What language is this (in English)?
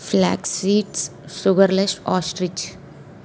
Telugu